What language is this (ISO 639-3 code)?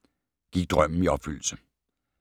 dan